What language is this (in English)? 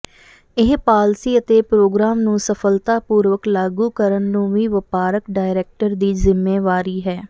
Punjabi